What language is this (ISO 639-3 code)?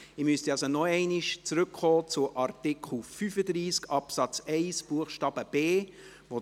gsw